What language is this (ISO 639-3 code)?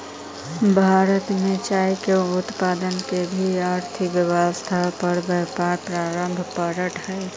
mag